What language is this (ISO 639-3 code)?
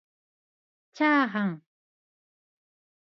jpn